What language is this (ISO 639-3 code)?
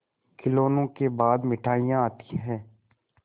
hin